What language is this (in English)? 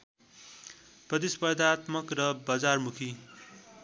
Nepali